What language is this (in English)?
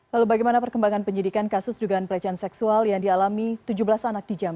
Indonesian